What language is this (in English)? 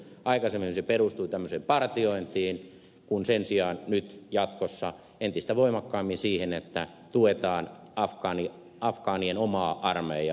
Finnish